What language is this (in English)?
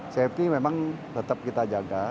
Indonesian